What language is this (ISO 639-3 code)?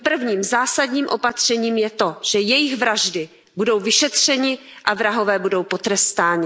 ces